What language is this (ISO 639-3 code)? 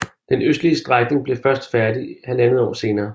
dan